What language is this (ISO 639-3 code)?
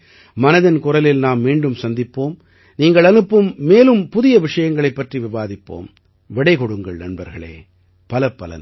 tam